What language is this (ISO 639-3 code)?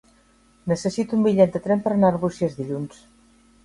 cat